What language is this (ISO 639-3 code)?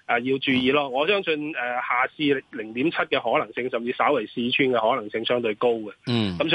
zho